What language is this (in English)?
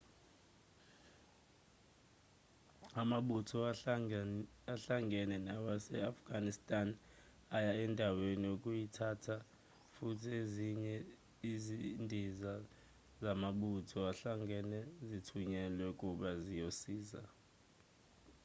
Zulu